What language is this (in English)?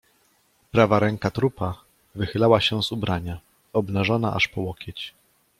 Polish